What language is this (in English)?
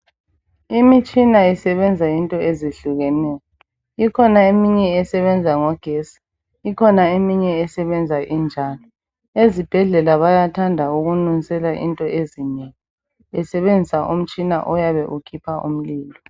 North Ndebele